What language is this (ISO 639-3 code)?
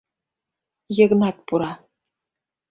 chm